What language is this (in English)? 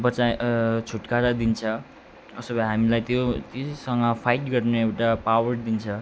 Nepali